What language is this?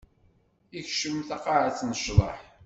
Kabyle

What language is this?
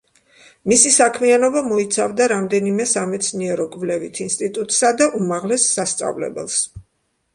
Georgian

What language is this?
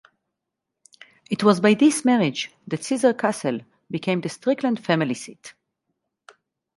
English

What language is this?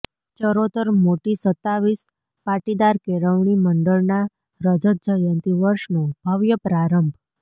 Gujarati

